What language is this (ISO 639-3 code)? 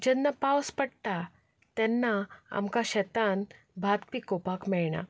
kok